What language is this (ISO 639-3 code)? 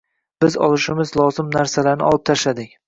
uzb